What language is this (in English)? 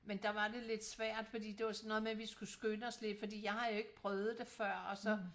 Danish